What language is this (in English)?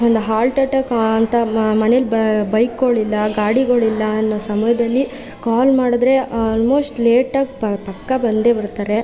Kannada